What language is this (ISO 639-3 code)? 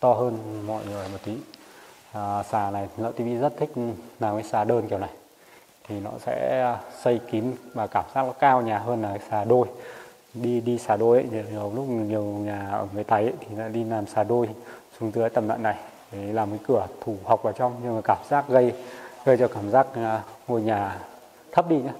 vie